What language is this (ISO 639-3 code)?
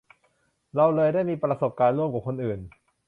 tha